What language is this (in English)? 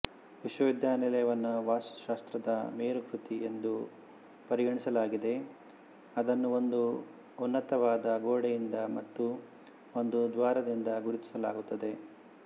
Kannada